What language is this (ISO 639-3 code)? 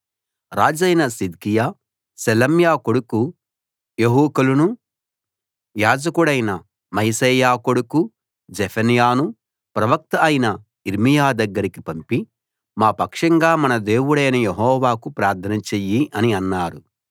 tel